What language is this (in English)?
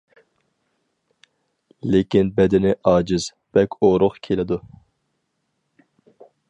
Uyghur